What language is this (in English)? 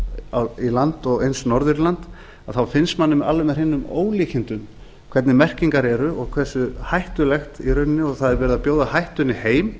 Icelandic